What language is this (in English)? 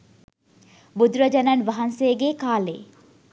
Sinhala